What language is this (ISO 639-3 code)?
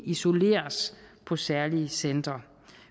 dan